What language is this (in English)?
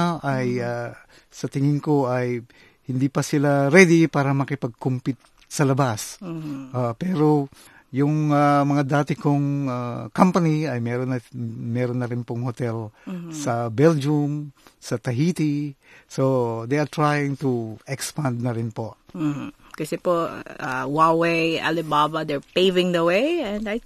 Filipino